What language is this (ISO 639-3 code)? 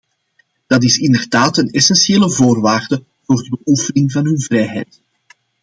nld